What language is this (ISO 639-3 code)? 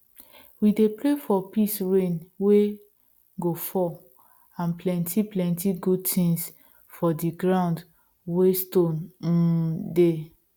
pcm